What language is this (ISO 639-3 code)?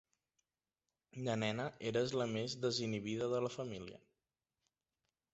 cat